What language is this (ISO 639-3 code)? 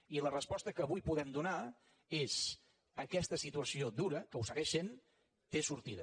cat